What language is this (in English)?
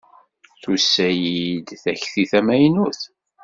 Kabyle